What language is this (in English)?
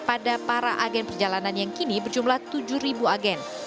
Indonesian